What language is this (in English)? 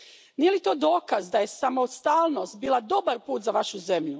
Croatian